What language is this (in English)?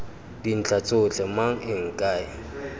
Tswana